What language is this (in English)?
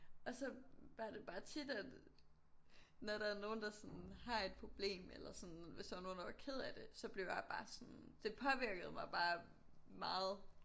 Danish